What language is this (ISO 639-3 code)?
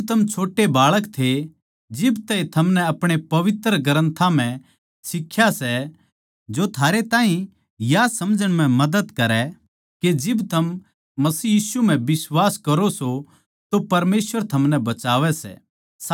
bgc